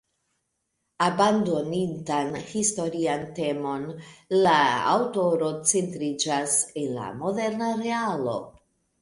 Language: Esperanto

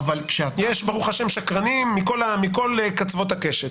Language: Hebrew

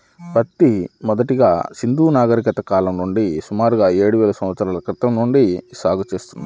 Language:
Telugu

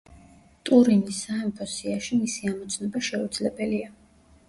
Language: Georgian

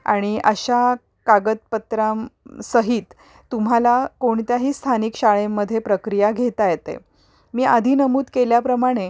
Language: Marathi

